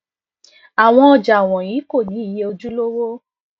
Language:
Yoruba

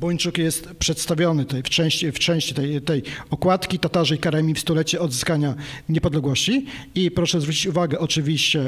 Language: Polish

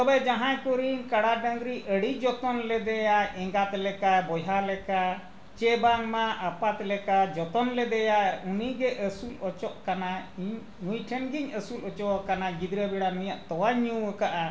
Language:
Santali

